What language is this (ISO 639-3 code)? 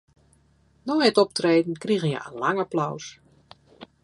fry